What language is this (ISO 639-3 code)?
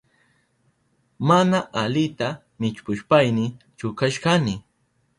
qup